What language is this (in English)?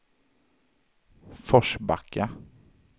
Swedish